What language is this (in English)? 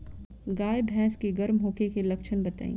Bhojpuri